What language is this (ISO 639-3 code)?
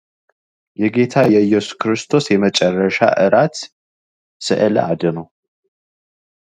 amh